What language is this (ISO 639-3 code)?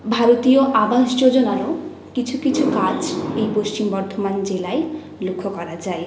ben